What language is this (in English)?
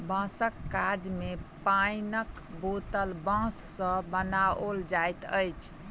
Maithili